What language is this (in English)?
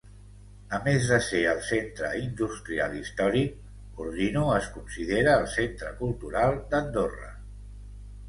Catalan